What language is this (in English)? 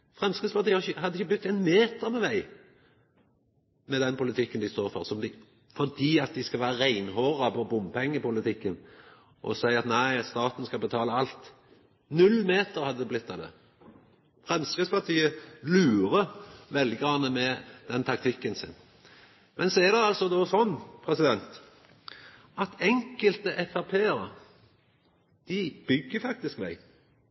Norwegian Nynorsk